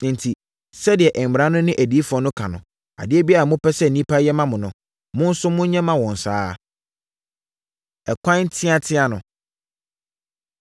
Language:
Akan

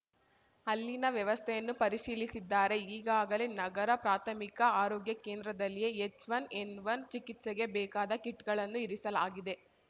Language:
Kannada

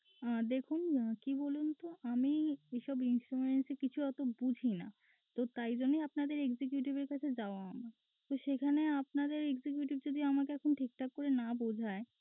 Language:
Bangla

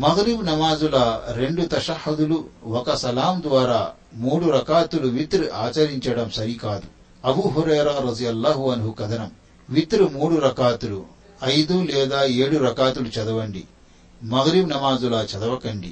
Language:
Telugu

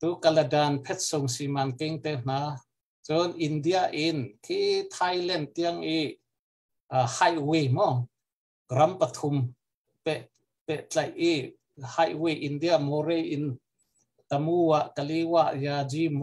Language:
Thai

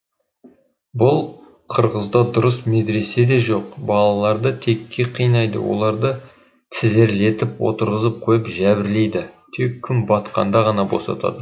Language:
Kazakh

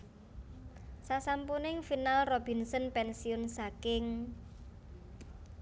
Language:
Javanese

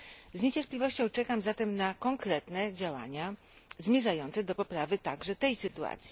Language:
Polish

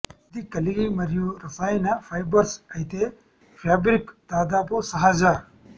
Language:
Telugu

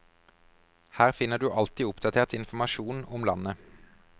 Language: Norwegian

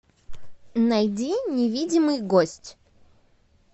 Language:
Russian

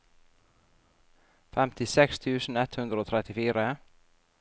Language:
Norwegian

